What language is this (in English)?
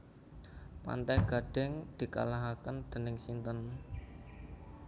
Javanese